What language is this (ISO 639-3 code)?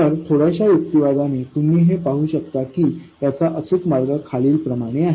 mar